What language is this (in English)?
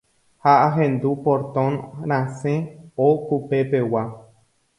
Guarani